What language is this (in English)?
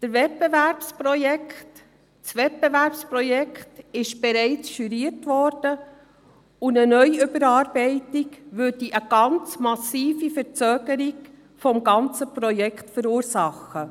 Swiss German